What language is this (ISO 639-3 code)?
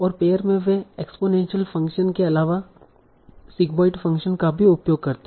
hin